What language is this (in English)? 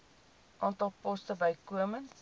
Afrikaans